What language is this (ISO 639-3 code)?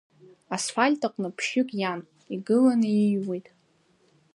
abk